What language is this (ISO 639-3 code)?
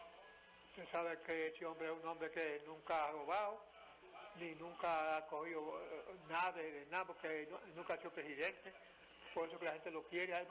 spa